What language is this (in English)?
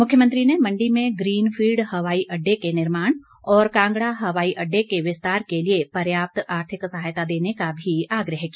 Hindi